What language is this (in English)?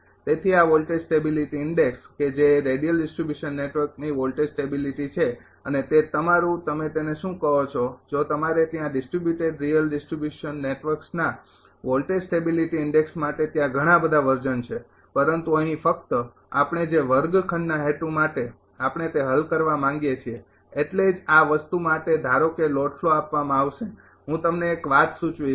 Gujarati